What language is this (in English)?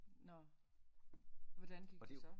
Danish